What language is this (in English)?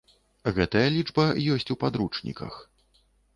Belarusian